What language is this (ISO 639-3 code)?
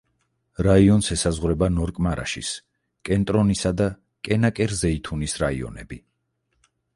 kat